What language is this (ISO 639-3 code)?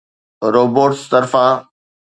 snd